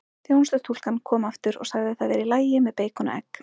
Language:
Icelandic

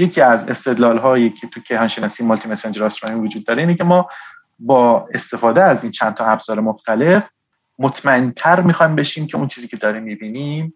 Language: Persian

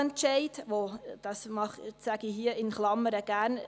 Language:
Swiss German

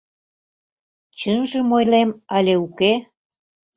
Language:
Mari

